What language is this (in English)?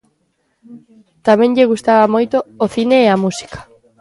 Galician